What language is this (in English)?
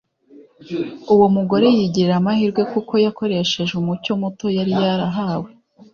Kinyarwanda